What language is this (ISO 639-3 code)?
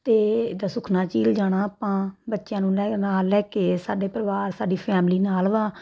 pan